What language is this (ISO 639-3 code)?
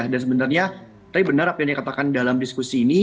ind